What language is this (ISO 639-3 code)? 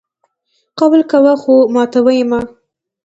pus